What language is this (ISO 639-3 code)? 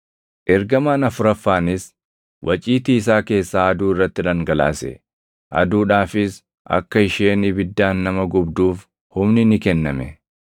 orm